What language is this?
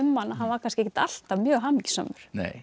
Icelandic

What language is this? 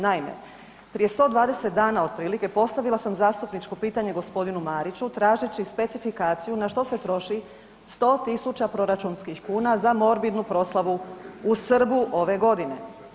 Croatian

